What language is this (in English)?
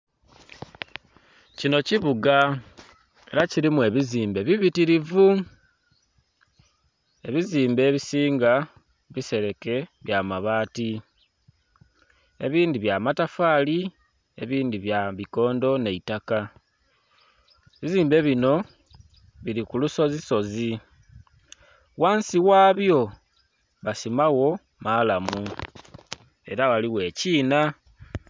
Soga